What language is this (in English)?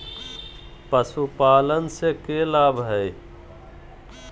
Magahi